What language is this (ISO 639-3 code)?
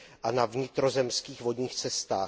ces